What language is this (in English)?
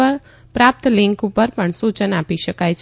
Gujarati